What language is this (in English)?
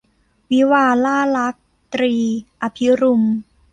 Thai